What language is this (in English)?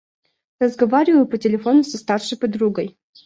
Russian